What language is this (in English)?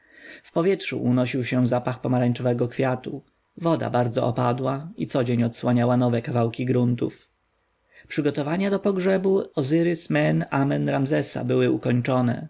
Polish